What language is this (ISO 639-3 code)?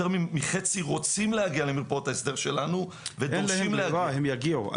heb